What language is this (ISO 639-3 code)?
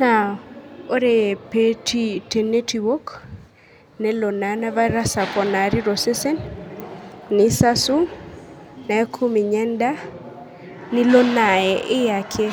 mas